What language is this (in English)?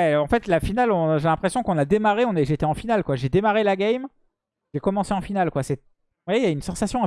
French